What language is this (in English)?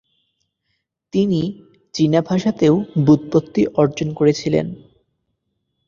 Bangla